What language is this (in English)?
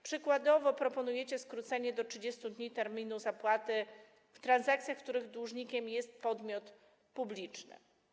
Polish